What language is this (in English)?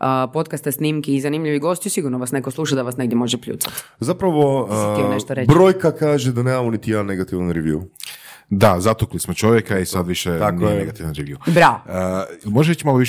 Croatian